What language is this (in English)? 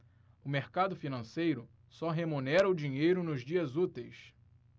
Portuguese